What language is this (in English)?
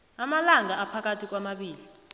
South Ndebele